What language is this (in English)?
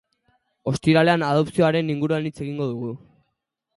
Basque